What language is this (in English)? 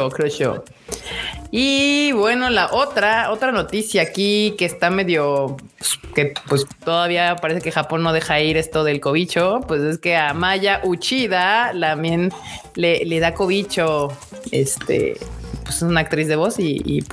Spanish